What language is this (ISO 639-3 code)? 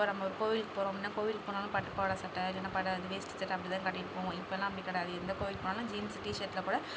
tam